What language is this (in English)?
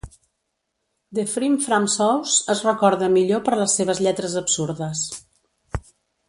Catalan